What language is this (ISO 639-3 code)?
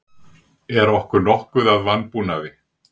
isl